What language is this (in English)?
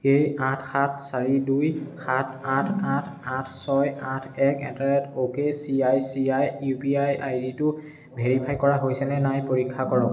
Assamese